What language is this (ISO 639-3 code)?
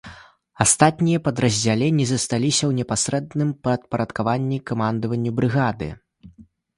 bel